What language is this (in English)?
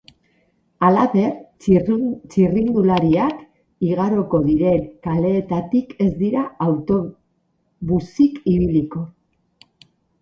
Basque